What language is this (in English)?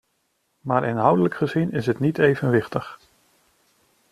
Dutch